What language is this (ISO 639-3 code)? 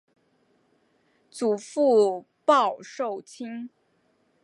zho